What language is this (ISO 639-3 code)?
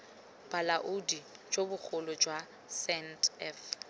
tsn